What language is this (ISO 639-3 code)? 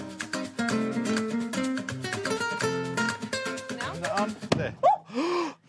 cym